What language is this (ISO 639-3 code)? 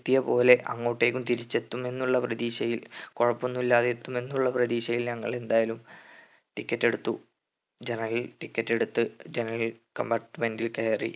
mal